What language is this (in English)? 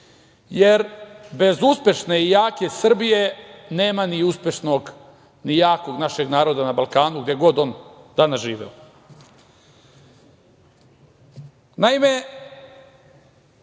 Serbian